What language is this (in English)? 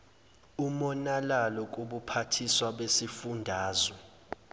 Zulu